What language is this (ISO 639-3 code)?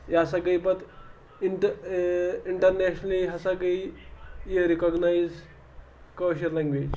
kas